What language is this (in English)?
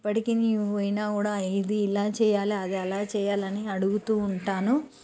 Telugu